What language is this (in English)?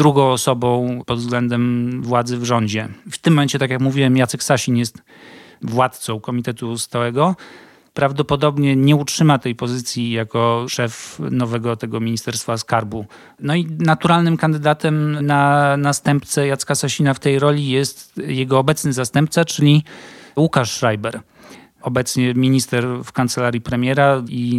Polish